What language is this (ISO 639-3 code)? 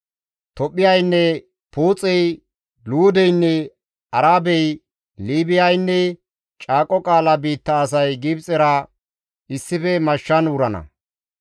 gmv